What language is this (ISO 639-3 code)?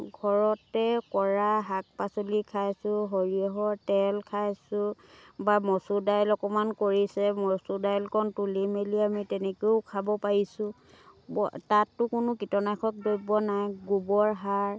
asm